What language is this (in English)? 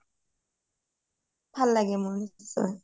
Assamese